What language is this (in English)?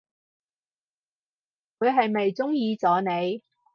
Cantonese